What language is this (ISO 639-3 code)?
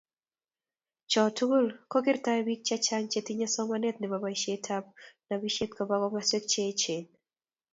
kln